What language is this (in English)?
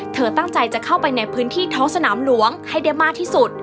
Thai